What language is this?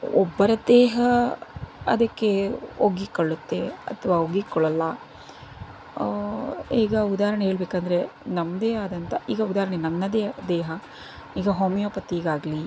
Kannada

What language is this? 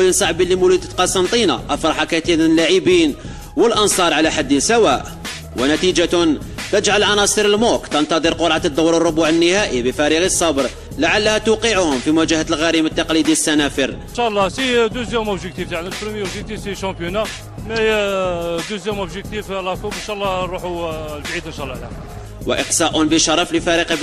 Arabic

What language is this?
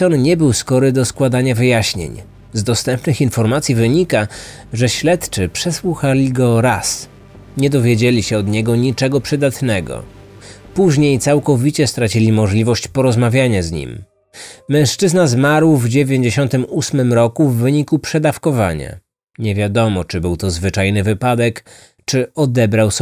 Polish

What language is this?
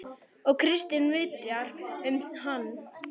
Icelandic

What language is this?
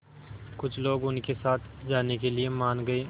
Hindi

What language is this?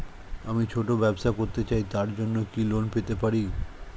Bangla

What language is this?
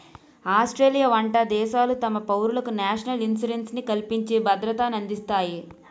Telugu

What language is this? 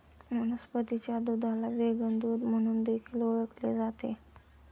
Marathi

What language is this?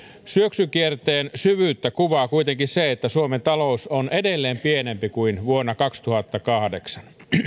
Finnish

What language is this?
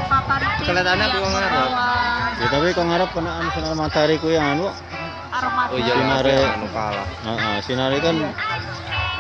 Indonesian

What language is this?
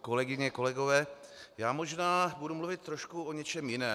Czech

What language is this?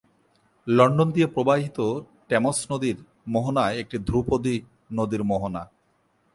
Bangla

